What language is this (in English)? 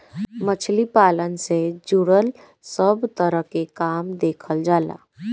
Bhojpuri